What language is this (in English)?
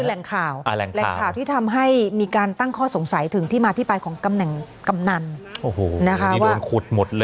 Thai